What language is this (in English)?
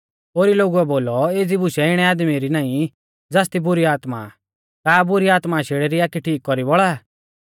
Mahasu Pahari